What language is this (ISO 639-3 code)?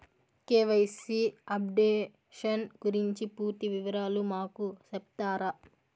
tel